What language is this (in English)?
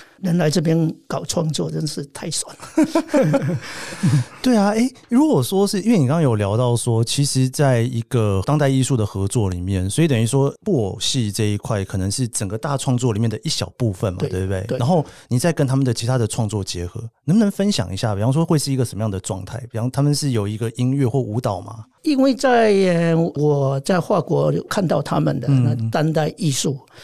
Chinese